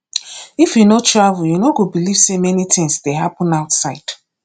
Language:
Nigerian Pidgin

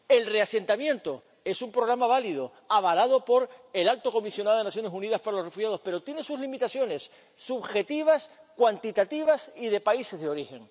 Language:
Spanish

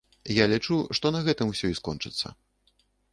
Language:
Belarusian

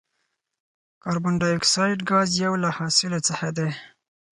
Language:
Pashto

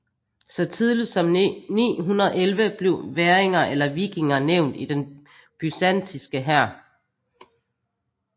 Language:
Danish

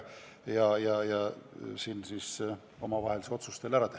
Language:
Estonian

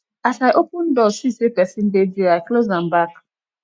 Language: Nigerian Pidgin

